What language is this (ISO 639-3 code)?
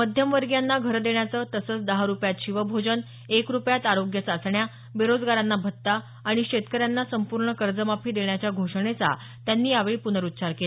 mar